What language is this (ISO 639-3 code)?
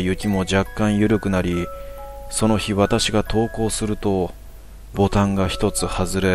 jpn